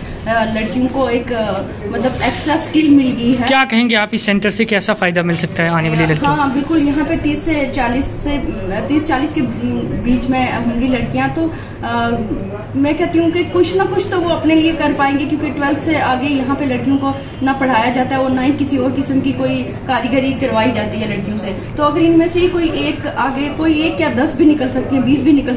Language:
Hindi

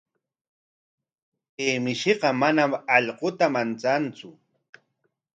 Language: Corongo Ancash Quechua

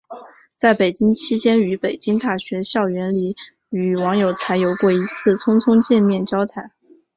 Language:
Chinese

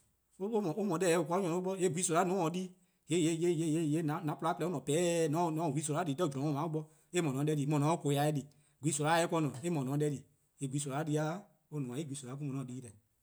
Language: Eastern Krahn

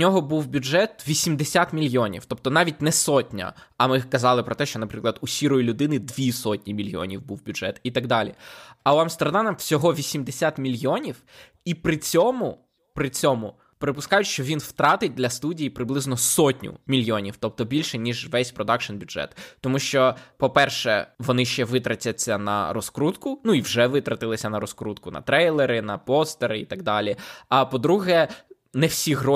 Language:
Ukrainian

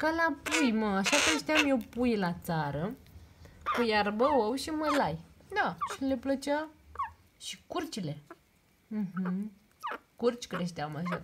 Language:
Romanian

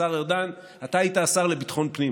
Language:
Hebrew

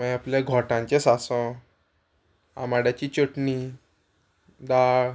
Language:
Konkani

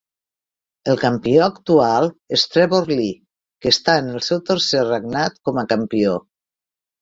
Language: Catalan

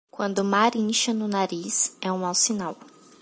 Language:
Portuguese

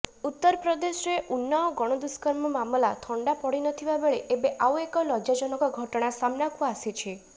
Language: Odia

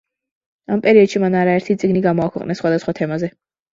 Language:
Georgian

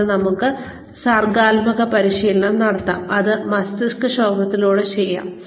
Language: Malayalam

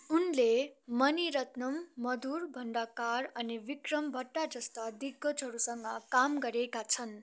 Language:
Nepali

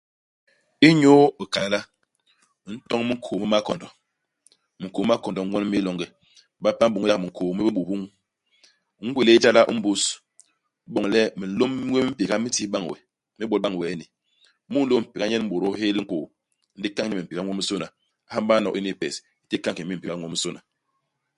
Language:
Basaa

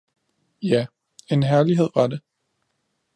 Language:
Danish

